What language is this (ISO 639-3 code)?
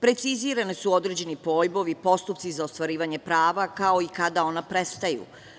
srp